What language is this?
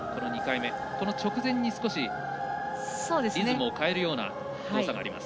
Japanese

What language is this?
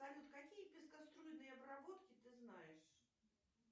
Russian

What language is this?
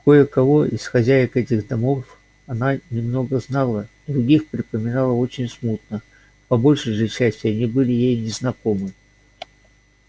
Russian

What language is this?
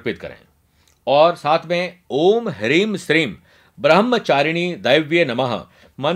Hindi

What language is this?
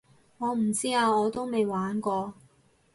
Cantonese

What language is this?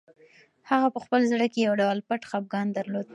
Pashto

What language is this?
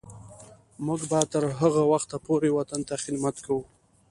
Pashto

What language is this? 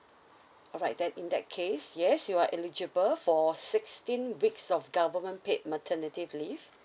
English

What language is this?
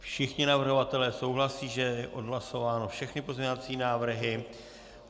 Czech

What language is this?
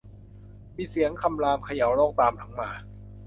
Thai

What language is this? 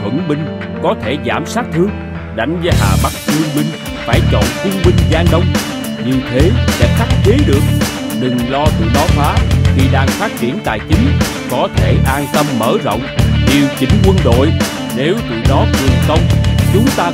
Vietnamese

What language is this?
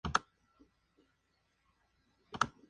Spanish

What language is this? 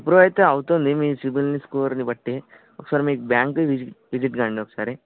Telugu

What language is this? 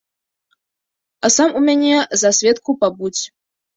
Belarusian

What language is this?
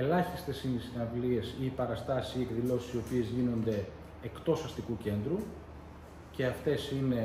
Greek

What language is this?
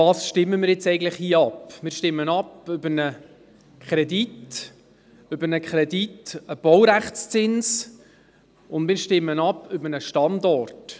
Swiss German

